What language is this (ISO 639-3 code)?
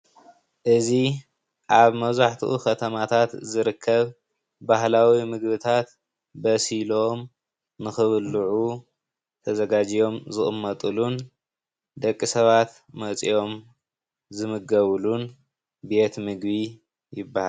tir